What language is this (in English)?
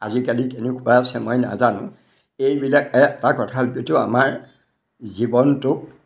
Assamese